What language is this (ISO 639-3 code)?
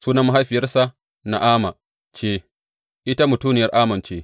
hau